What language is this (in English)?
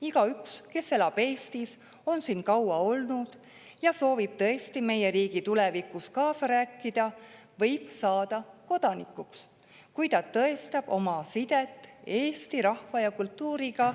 Estonian